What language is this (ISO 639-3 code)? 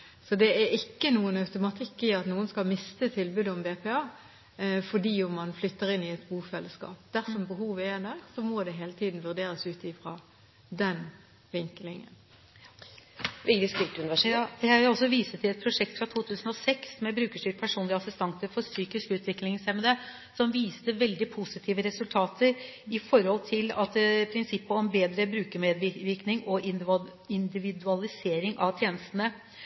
nob